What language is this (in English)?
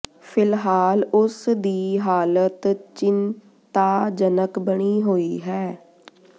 Punjabi